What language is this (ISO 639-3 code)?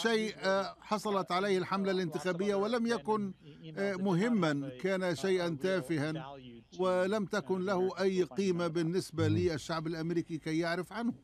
ara